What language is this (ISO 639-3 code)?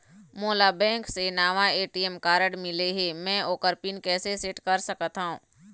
hne